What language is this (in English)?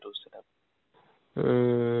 Assamese